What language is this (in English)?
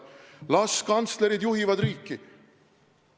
Estonian